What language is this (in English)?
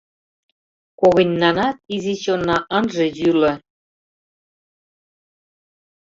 Mari